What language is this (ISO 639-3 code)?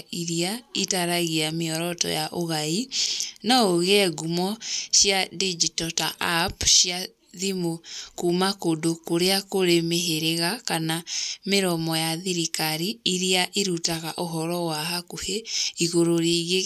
kik